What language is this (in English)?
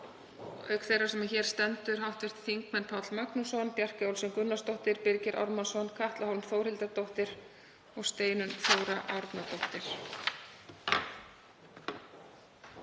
Icelandic